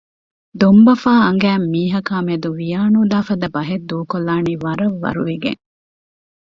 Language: Divehi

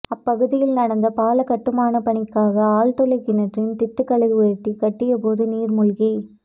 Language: Tamil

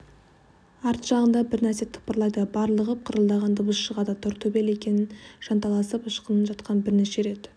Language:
Kazakh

